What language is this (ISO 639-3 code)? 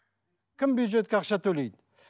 kaz